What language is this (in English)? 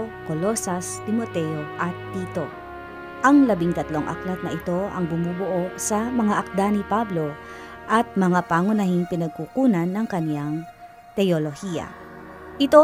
Filipino